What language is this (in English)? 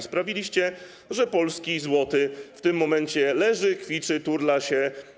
Polish